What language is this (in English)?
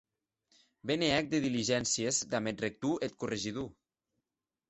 Occitan